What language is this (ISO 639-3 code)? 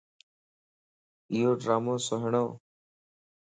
lss